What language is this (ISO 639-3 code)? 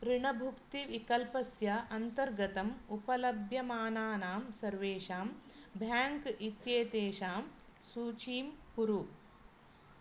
san